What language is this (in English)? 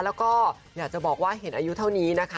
Thai